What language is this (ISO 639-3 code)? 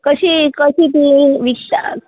kok